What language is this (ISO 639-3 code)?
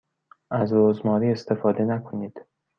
fas